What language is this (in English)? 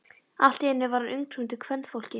Icelandic